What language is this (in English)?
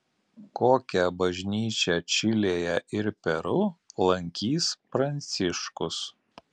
Lithuanian